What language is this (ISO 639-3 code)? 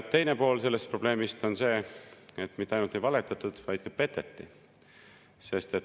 est